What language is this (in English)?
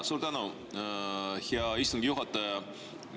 Estonian